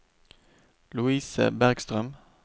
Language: Norwegian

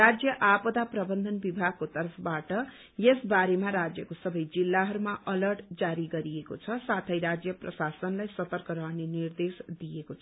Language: Nepali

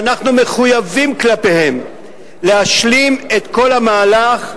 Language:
Hebrew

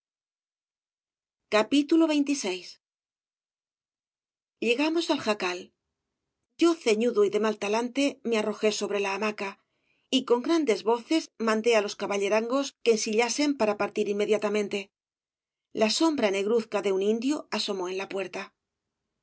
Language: Spanish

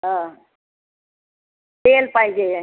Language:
Marathi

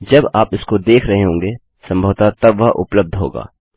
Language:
Hindi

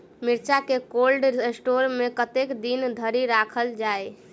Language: Maithili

